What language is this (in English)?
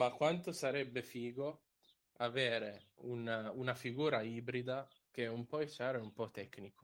Italian